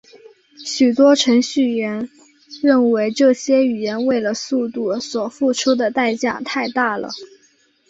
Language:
Chinese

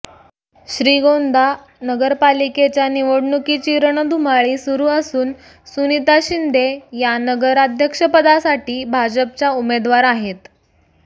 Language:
Marathi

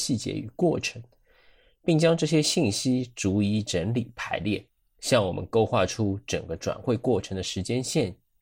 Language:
Chinese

